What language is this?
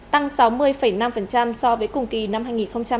Vietnamese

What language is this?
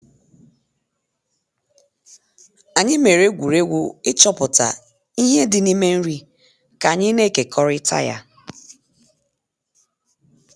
Igbo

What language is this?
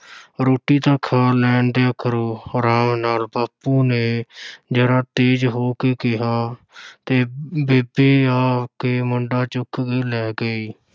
Punjabi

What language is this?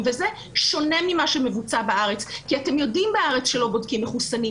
Hebrew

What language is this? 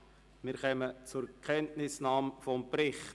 Swiss German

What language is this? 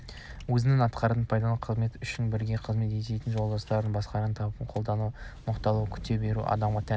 Kazakh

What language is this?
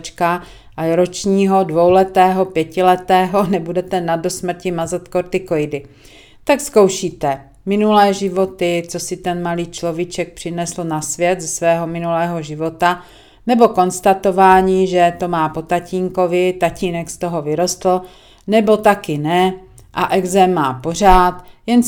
Czech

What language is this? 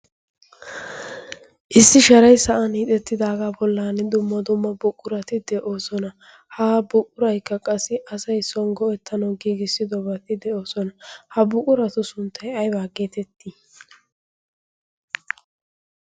Wolaytta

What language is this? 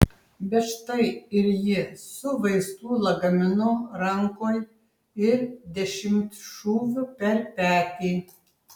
Lithuanian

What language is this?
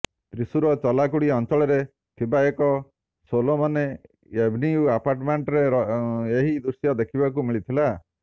Odia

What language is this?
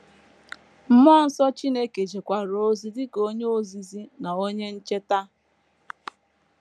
Igbo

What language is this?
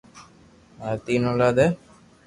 Loarki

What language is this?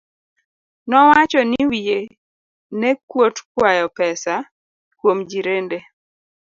Luo (Kenya and Tanzania)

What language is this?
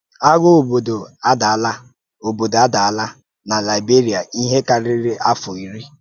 Igbo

